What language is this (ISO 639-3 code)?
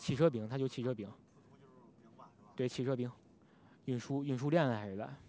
zho